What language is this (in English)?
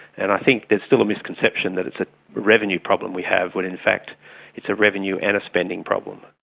English